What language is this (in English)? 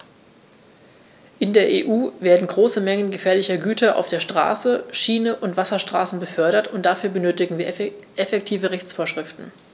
German